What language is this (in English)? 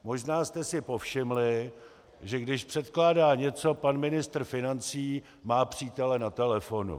Czech